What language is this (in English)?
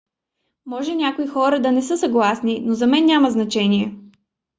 Bulgarian